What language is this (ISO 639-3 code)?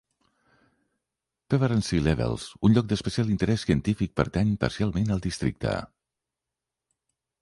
cat